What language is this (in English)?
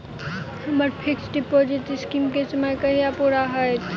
Maithili